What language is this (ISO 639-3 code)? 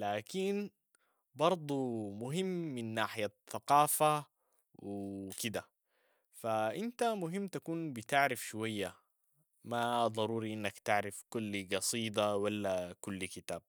apd